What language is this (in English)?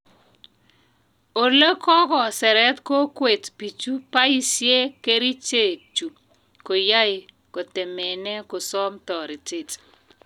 Kalenjin